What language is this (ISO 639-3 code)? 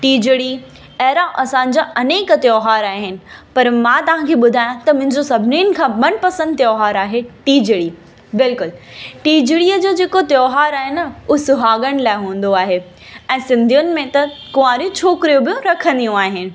snd